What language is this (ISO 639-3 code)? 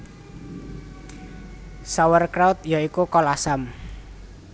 jav